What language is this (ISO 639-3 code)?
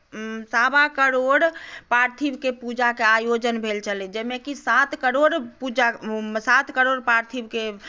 mai